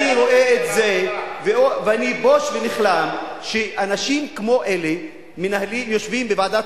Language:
Hebrew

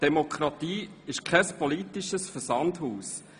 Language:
Swiss German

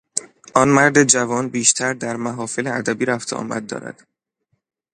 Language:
Persian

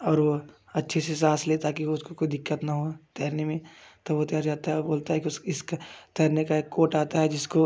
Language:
Hindi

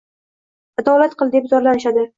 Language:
Uzbek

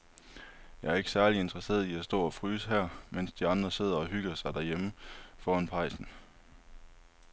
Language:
Danish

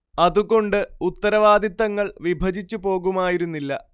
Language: Malayalam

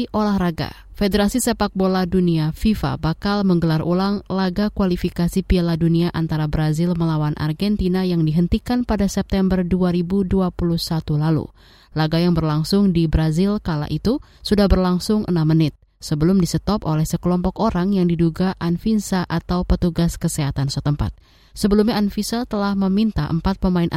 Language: Indonesian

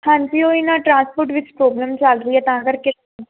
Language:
Punjabi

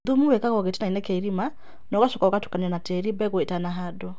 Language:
Kikuyu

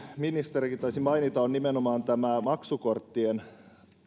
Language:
Finnish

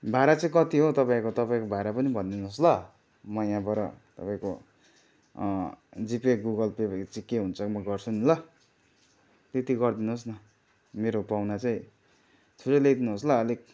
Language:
Nepali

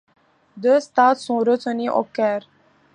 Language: French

